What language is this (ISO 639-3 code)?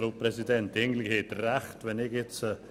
gsw